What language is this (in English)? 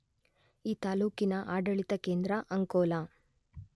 Kannada